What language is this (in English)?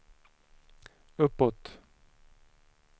Swedish